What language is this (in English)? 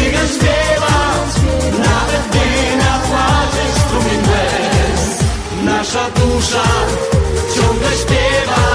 Polish